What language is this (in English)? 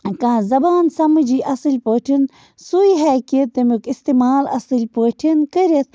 Kashmiri